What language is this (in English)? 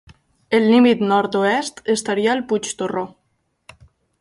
Catalan